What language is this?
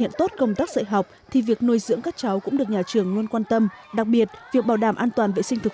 Vietnamese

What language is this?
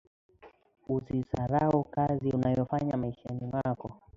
Swahili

